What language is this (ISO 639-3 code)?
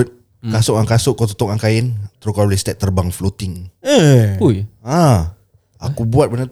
msa